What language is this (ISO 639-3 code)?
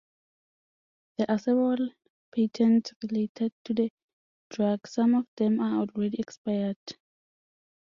eng